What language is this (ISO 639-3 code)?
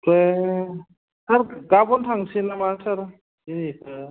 brx